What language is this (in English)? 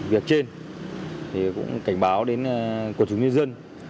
Vietnamese